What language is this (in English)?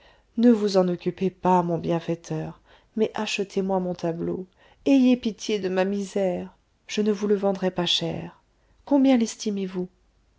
French